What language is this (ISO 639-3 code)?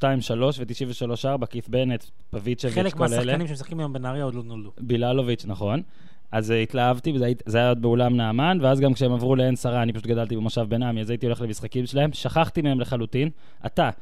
heb